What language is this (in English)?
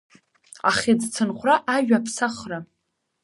Abkhazian